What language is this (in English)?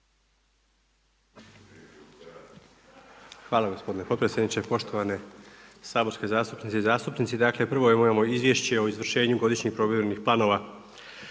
Croatian